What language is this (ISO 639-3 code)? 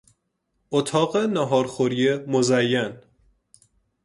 fas